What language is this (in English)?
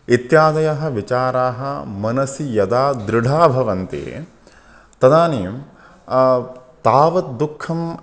Sanskrit